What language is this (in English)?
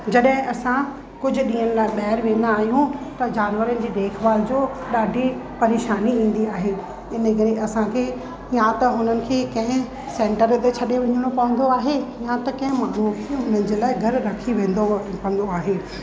Sindhi